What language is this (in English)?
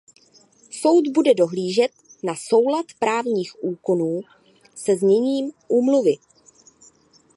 Czech